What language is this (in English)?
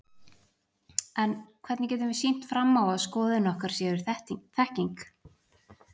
Icelandic